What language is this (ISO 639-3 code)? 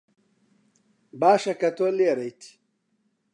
ckb